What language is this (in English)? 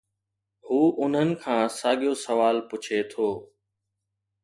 Sindhi